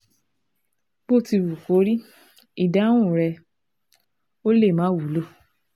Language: Yoruba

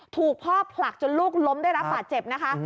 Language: Thai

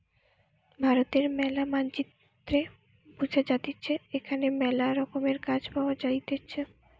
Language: Bangla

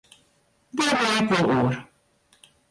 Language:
Western Frisian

